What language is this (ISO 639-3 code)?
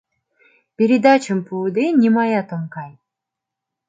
chm